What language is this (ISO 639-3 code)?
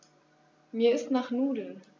deu